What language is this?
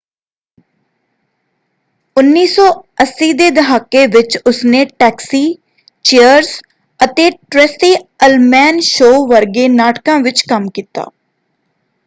Punjabi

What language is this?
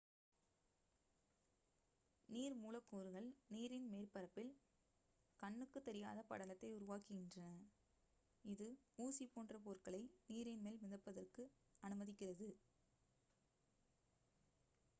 Tamil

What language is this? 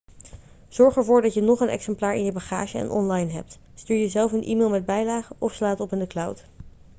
Dutch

